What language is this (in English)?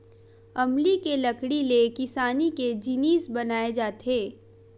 Chhattisgarhi